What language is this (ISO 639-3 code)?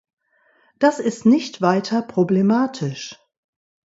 deu